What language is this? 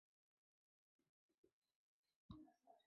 Chinese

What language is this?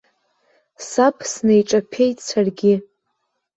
Abkhazian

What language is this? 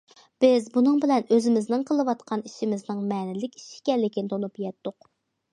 Uyghur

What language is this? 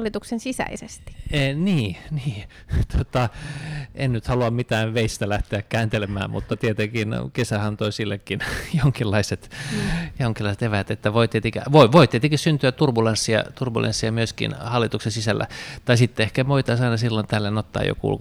Finnish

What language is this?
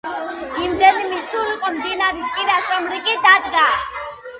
Georgian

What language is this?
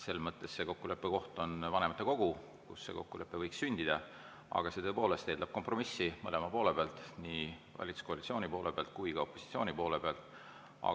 Estonian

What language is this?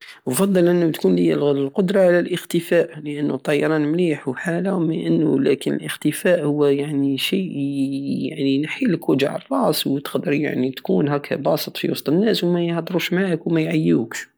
Algerian Saharan Arabic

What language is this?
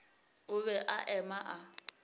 Northern Sotho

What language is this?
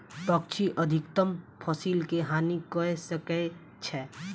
Maithili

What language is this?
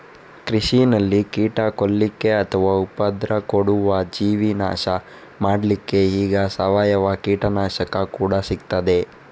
Kannada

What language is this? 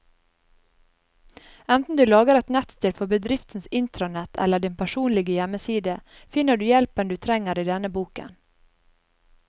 Norwegian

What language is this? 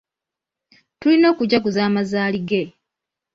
Ganda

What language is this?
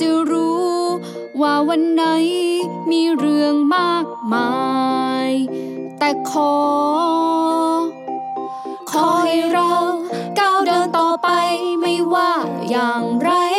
Thai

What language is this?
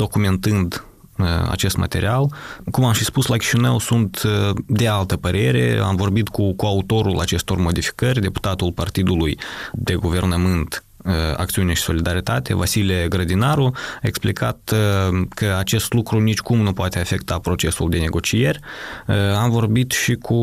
Romanian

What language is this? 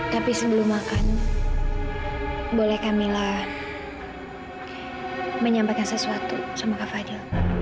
Indonesian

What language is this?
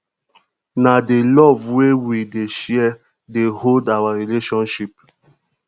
Nigerian Pidgin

